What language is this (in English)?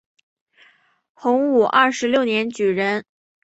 Chinese